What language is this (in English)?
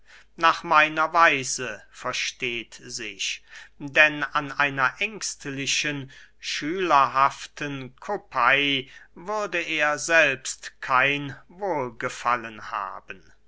German